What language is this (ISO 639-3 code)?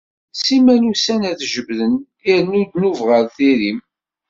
kab